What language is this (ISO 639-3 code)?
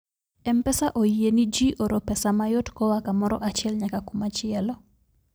luo